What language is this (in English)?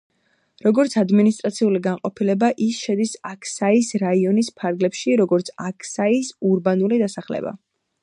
Georgian